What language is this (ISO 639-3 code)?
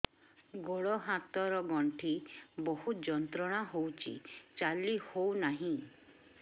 ori